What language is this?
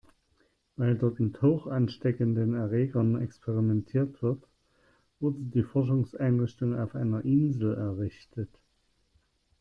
German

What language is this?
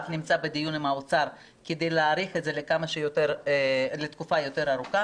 Hebrew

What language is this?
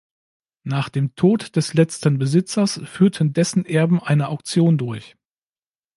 German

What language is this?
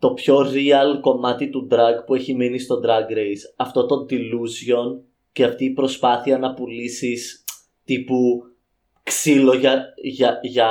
Greek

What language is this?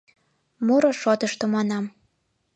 Mari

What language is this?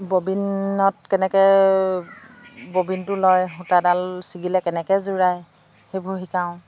Assamese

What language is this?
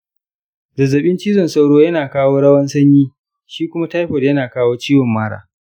Hausa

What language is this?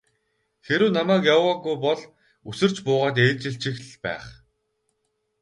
Mongolian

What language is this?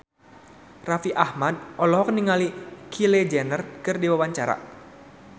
Sundanese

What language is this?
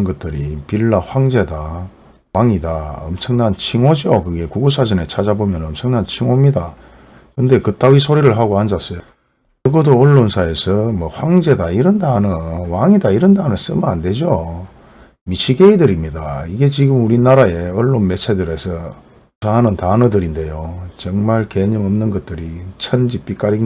Korean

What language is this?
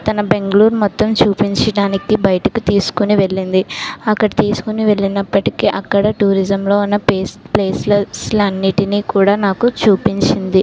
Telugu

